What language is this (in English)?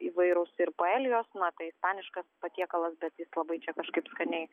Lithuanian